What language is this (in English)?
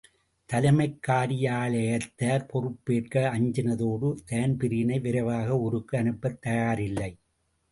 Tamil